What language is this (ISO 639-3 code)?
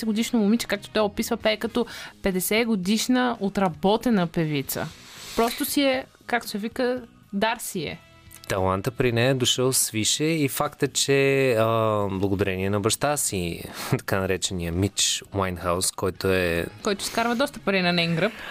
bul